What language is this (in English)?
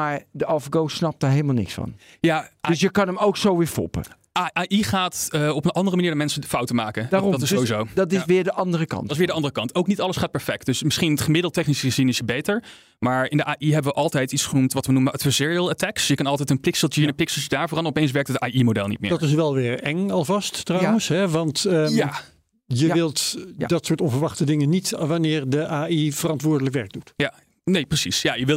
Dutch